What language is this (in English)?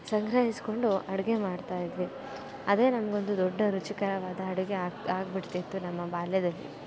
Kannada